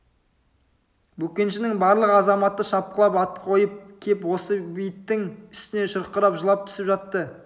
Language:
Kazakh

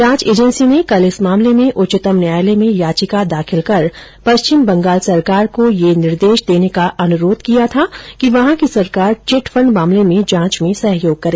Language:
Hindi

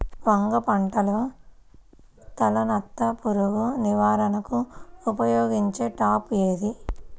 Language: Telugu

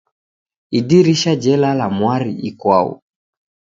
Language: Taita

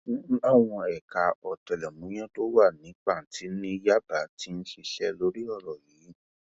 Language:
Yoruba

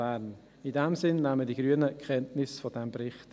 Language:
Swiss German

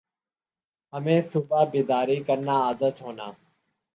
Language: Urdu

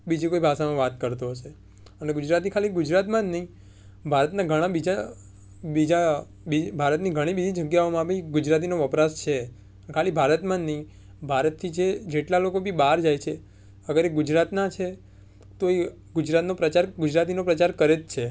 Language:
Gujarati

